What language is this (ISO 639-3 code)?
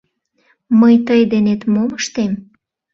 chm